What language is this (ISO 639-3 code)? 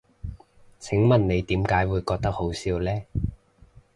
yue